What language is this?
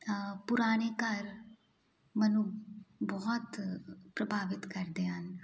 Punjabi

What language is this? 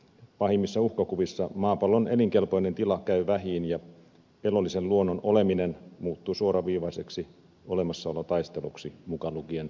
Finnish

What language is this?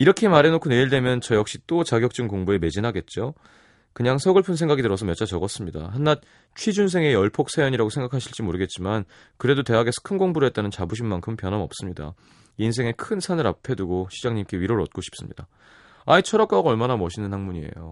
Korean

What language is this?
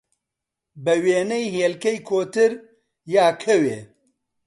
Central Kurdish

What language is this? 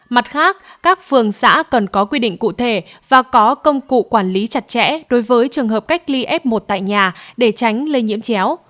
Vietnamese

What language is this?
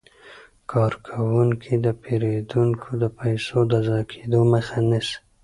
Pashto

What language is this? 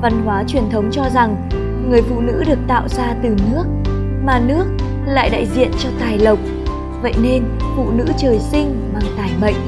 Vietnamese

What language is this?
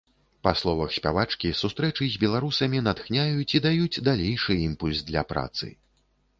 Belarusian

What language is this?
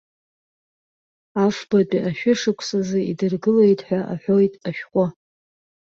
Abkhazian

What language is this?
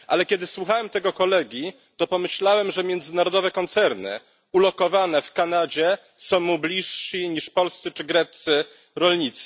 Polish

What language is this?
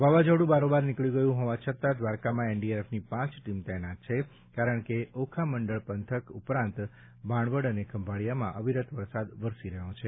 Gujarati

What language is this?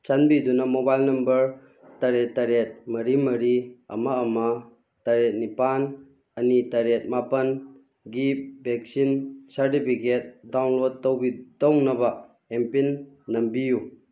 Manipuri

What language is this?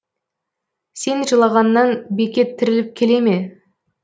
Kazakh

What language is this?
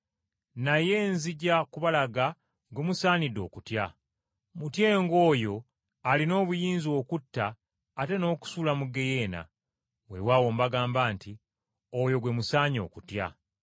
Ganda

